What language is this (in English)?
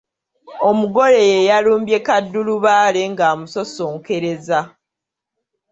Ganda